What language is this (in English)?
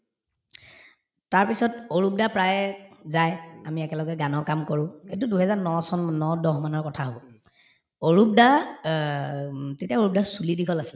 Assamese